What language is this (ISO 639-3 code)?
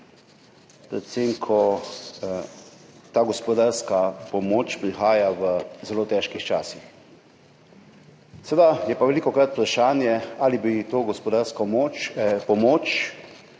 slv